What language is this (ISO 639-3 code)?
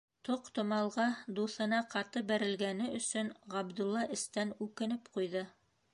bak